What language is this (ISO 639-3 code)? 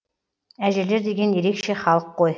kaz